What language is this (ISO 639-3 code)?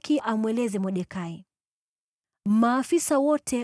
swa